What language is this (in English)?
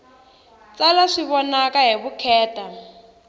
Tsonga